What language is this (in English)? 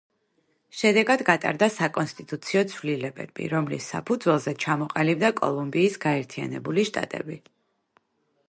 Georgian